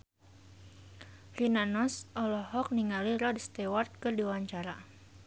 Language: Sundanese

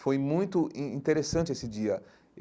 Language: Portuguese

